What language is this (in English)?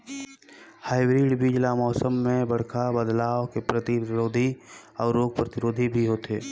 Chhattisgarhi